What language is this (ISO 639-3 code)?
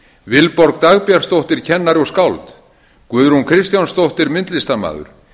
isl